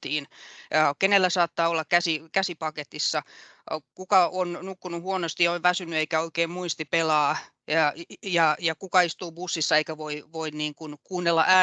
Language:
Finnish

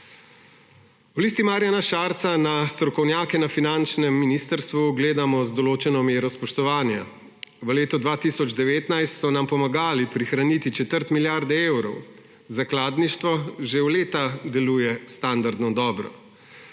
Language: Slovenian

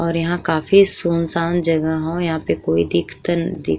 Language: Bhojpuri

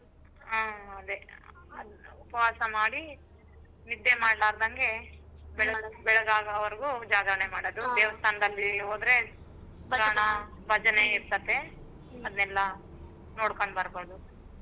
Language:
Kannada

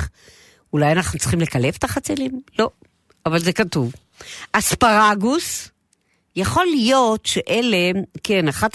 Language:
Hebrew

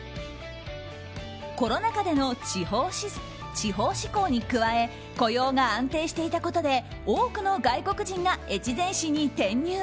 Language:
Japanese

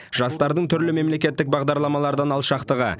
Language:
Kazakh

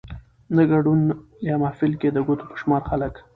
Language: Pashto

